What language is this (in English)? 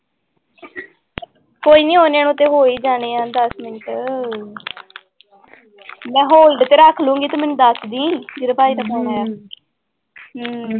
Punjabi